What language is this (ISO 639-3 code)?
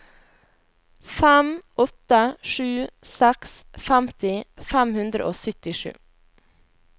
nor